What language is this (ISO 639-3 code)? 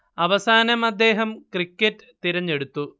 mal